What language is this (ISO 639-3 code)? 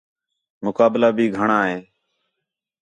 xhe